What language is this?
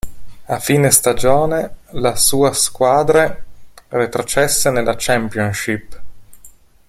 Italian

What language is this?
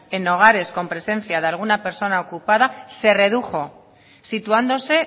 Spanish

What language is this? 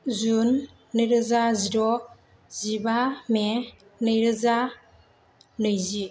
Bodo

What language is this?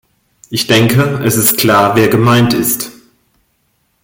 German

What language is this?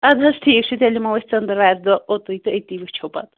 Kashmiri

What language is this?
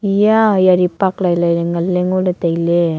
Wancho Naga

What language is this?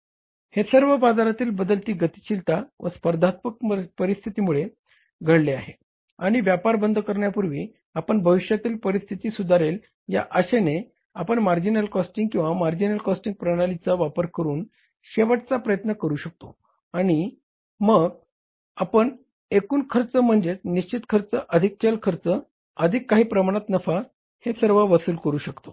Marathi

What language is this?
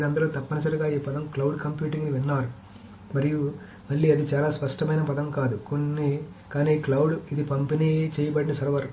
Telugu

